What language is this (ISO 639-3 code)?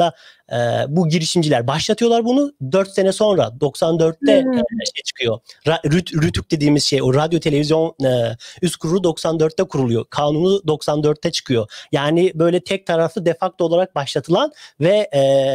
tur